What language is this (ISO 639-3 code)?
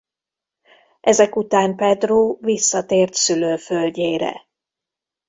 hun